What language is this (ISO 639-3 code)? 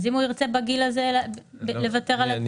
heb